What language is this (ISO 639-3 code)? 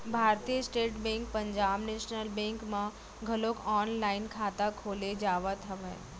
hne